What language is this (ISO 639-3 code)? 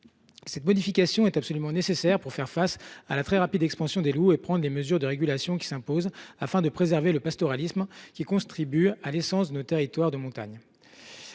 fra